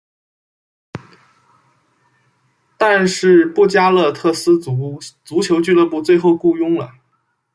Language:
Chinese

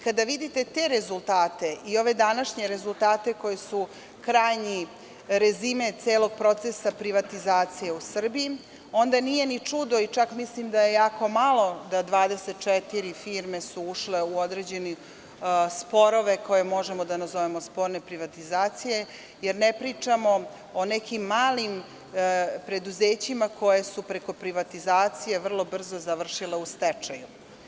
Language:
Serbian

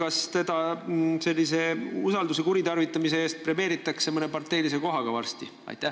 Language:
Estonian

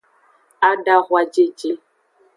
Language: Aja (Benin)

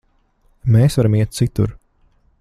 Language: Latvian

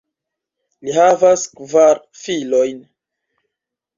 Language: Esperanto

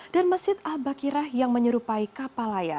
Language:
Indonesian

